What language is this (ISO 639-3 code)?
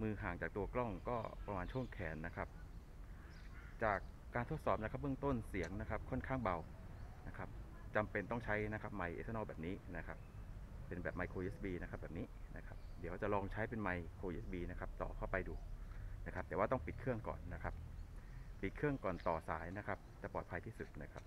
tha